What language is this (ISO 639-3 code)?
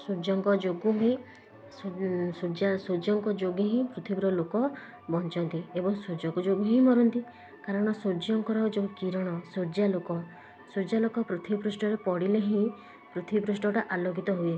ori